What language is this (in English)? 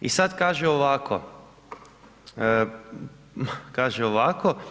Croatian